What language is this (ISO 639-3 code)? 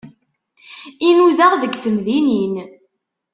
kab